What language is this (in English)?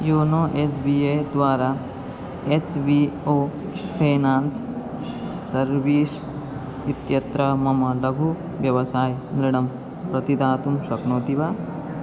Sanskrit